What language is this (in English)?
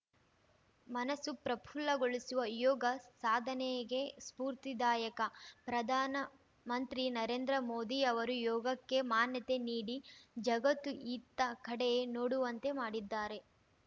Kannada